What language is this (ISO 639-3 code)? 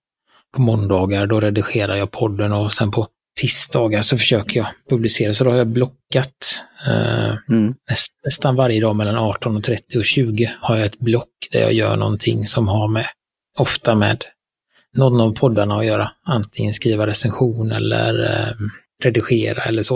swe